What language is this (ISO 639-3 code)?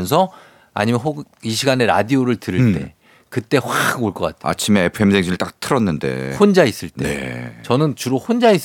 kor